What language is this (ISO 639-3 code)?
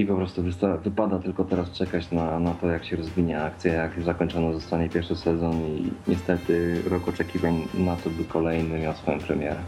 pol